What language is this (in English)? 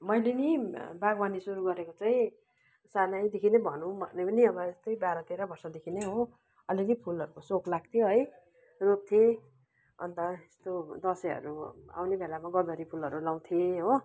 Nepali